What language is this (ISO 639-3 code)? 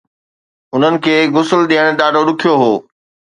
snd